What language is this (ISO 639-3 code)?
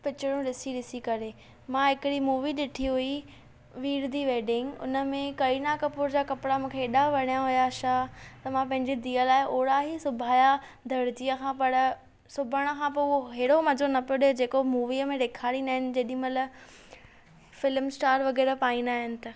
snd